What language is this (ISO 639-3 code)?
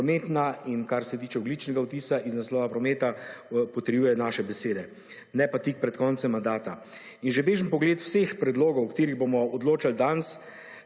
slv